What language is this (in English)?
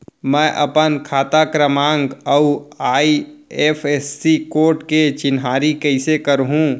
Chhattisgarhi